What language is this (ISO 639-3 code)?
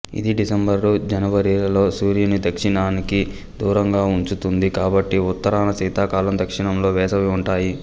tel